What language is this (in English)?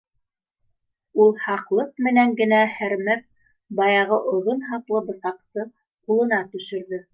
Bashkir